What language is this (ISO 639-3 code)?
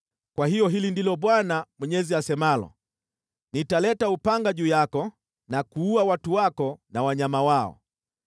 swa